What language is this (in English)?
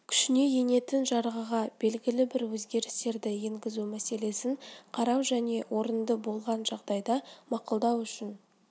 Kazakh